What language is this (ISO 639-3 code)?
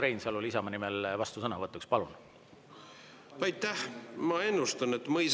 est